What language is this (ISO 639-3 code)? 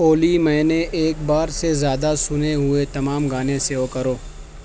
urd